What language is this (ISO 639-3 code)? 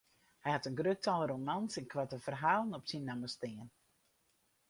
fry